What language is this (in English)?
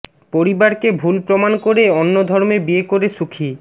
Bangla